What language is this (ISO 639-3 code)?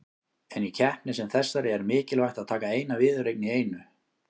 isl